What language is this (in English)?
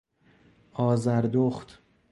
Persian